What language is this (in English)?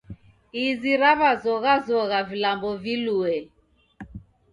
Taita